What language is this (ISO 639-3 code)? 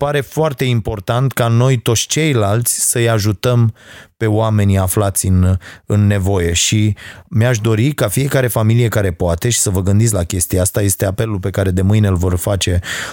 ron